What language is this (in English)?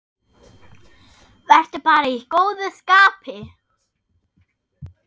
Icelandic